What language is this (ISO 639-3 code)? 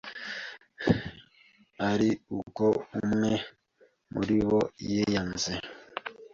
kin